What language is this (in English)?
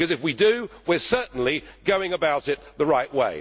English